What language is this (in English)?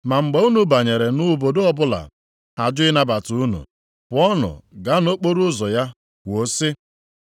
Igbo